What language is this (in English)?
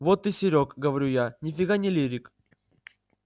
Russian